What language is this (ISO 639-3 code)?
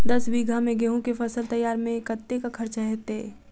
mai